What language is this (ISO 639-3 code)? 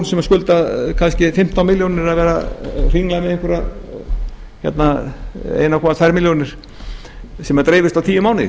isl